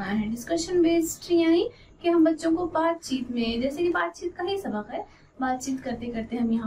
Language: Hindi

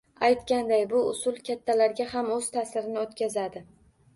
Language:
Uzbek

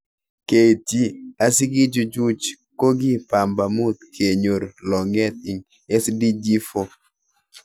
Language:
Kalenjin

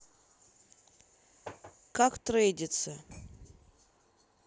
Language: Russian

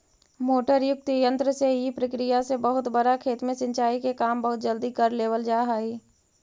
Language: Magahi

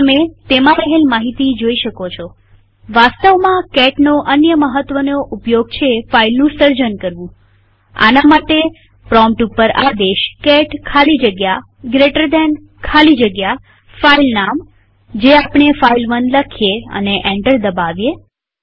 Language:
Gujarati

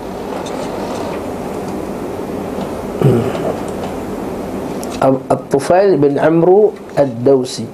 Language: Malay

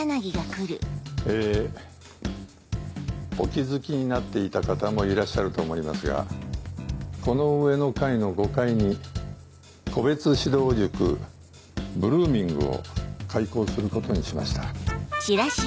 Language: Japanese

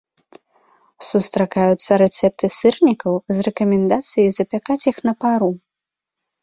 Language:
Belarusian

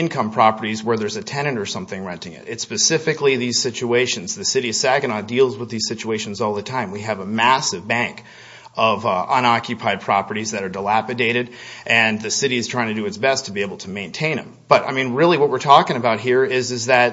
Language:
English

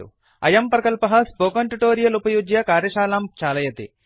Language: Sanskrit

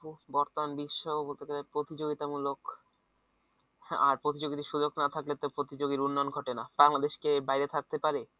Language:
Bangla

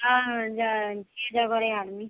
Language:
Maithili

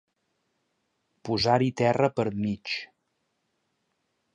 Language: Catalan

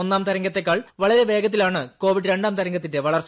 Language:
Malayalam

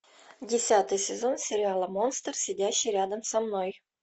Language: Russian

